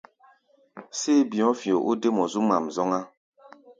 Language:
Gbaya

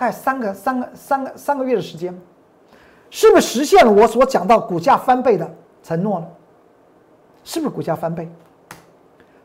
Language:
Chinese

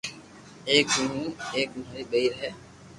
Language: Loarki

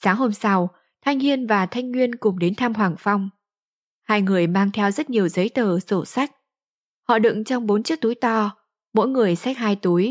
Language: Vietnamese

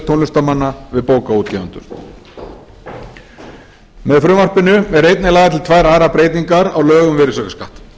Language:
Icelandic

